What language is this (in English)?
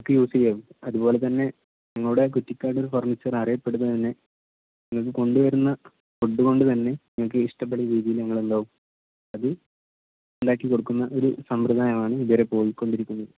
Malayalam